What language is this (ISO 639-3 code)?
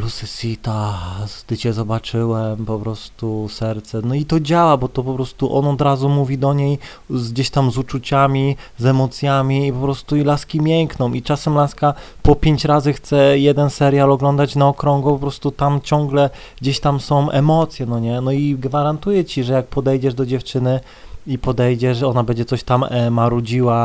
pol